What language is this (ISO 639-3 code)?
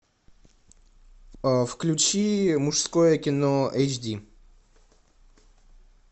rus